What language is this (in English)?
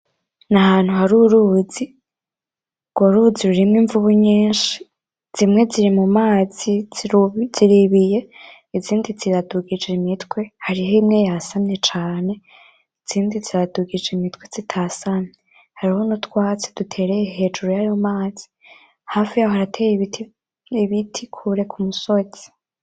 Rundi